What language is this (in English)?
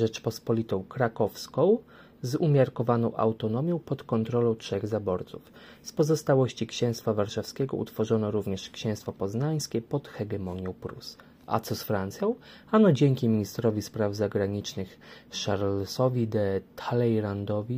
Polish